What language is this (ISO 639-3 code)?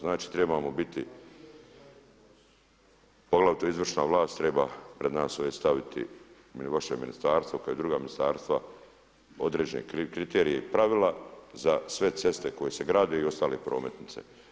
hrv